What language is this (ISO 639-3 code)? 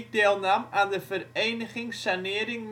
nld